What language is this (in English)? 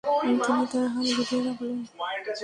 Bangla